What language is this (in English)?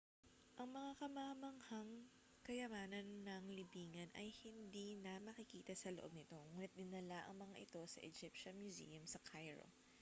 Filipino